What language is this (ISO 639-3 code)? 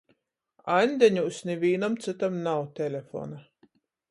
ltg